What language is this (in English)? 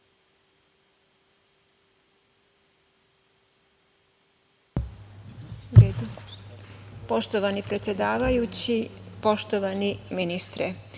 Serbian